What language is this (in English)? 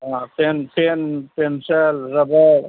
Hindi